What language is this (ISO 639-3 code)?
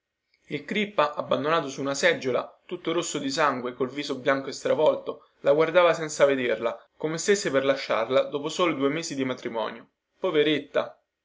ita